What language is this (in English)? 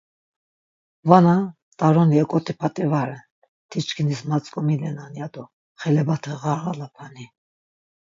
Laz